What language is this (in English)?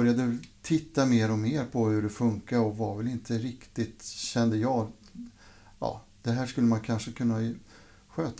Swedish